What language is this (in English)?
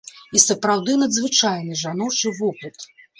Belarusian